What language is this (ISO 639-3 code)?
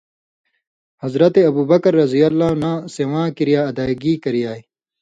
mvy